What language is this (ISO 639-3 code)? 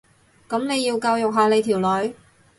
yue